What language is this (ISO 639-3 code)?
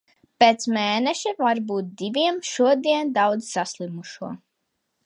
lav